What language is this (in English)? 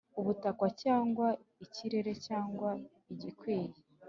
Kinyarwanda